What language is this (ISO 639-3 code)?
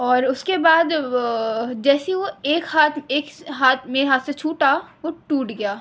urd